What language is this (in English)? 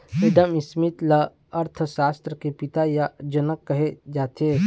Chhattisgarhi